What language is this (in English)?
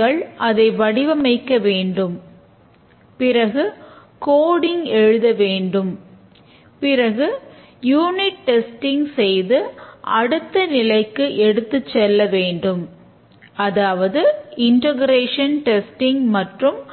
Tamil